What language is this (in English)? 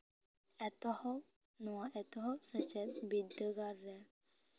Santali